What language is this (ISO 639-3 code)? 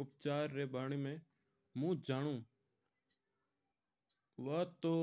mtr